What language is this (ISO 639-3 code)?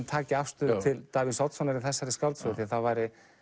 isl